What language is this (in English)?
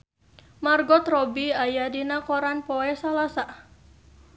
Sundanese